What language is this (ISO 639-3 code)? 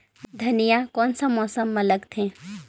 hne